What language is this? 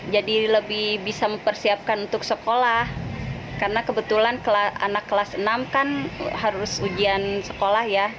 Indonesian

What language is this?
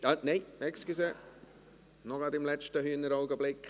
Swiss German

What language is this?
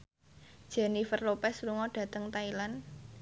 Javanese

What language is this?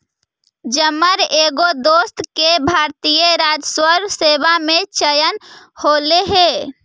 Magahi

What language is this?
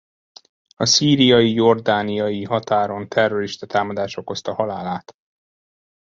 Hungarian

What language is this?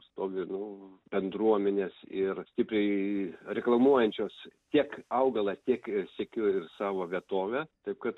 Lithuanian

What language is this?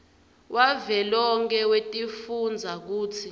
Swati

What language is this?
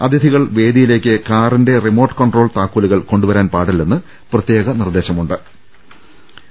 Malayalam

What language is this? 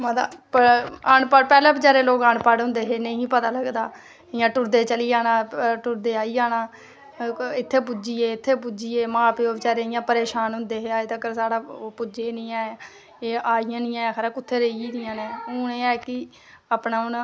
Dogri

